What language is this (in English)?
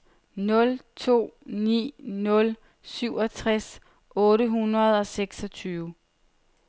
Danish